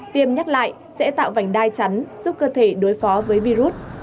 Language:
Vietnamese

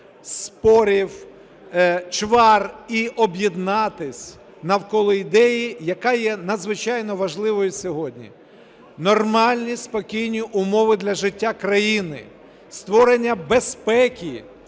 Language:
Ukrainian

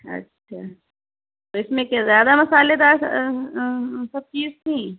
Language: Urdu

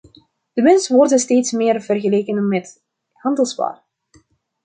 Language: Dutch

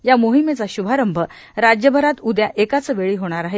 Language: Marathi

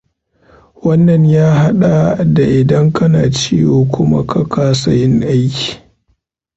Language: Hausa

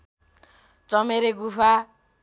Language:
Nepali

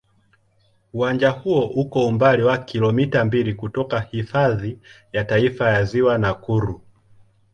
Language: Swahili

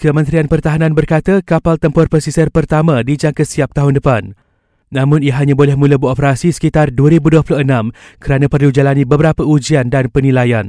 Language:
Malay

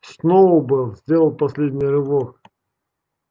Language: Russian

